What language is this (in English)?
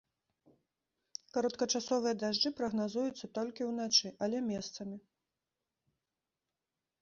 Belarusian